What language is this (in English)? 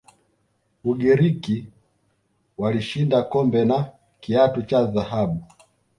Swahili